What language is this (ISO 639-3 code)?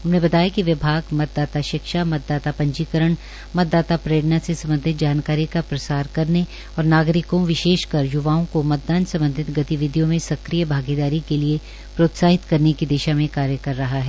hin